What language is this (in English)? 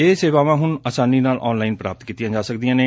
Punjabi